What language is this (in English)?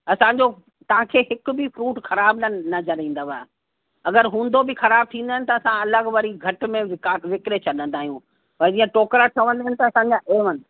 Sindhi